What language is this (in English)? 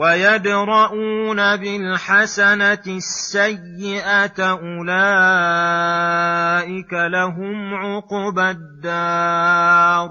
Arabic